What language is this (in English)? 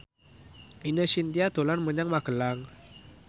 Javanese